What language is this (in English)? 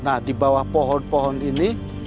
Indonesian